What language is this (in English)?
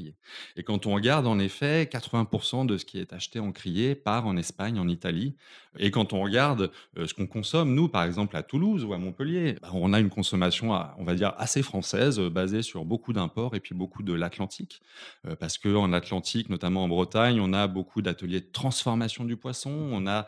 French